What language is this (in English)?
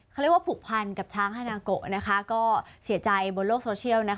Thai